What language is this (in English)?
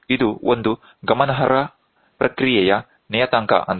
Kannada